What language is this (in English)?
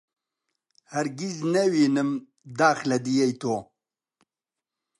Central Kurdish